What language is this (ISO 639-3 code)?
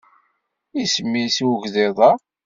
kab